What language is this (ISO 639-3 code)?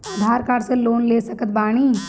bho